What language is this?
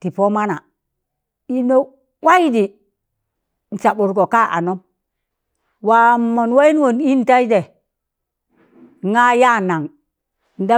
Tangale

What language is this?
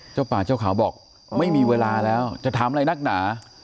Thai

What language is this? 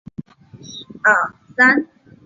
Chinese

